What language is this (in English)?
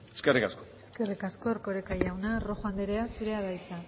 Basque